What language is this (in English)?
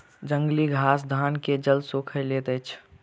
Maithili